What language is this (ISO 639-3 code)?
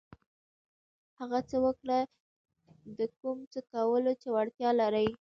pus